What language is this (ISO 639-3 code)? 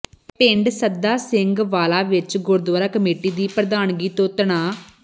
pan